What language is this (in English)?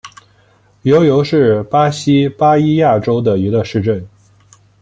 Chinese